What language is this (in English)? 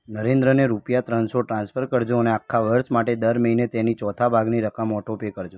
Gujarati